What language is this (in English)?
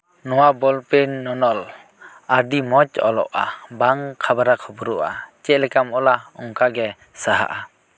Santali